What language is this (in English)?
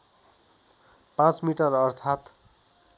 Nepali